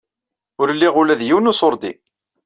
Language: Kabyle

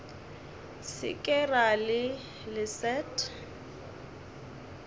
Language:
Northern Sotho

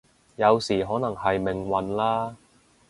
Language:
Cantonese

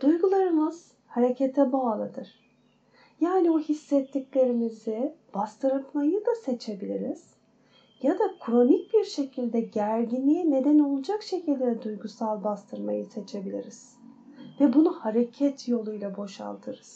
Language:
Turkish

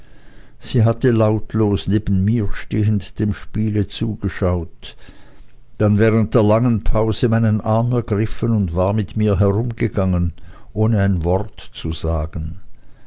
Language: German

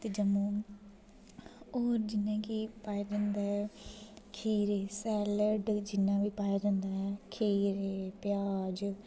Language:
Dogri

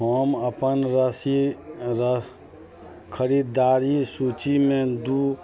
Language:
Maithili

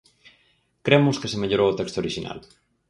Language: Galician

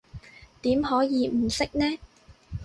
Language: Cantonese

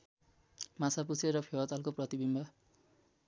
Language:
Nepali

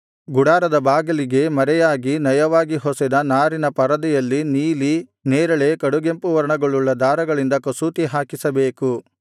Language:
Kannada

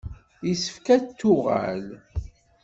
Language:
Kabyle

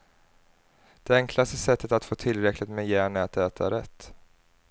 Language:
Swedish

